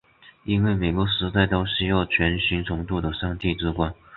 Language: Chinese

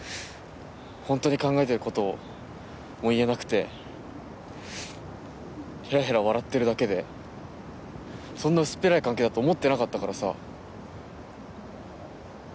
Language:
Japanese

